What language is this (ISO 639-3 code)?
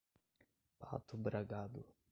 por